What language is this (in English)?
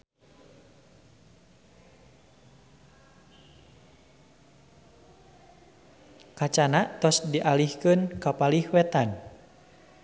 Sundanese